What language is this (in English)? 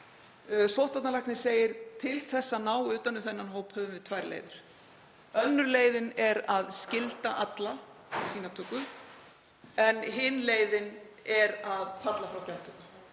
Icelandic